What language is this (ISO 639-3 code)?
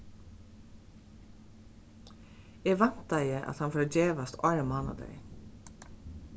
fao